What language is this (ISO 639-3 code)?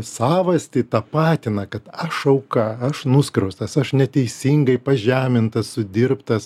lit